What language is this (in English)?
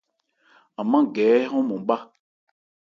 Ebrié